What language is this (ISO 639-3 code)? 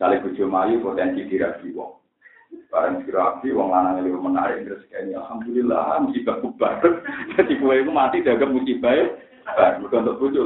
ind